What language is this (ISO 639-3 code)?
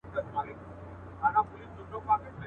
pus